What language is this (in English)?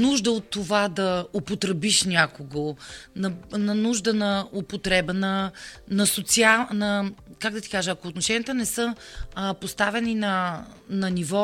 Bulgarian